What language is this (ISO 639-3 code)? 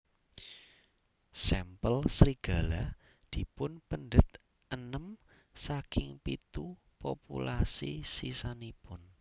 jav